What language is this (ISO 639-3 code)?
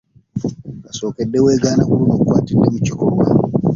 lug